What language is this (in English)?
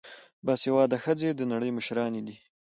Pashto